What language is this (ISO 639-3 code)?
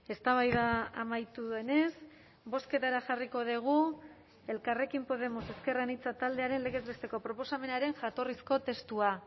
eus